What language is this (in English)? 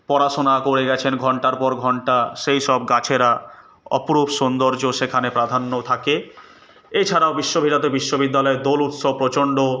Bangla